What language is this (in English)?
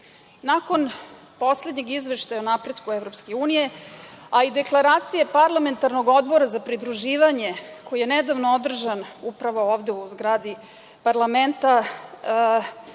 Serbian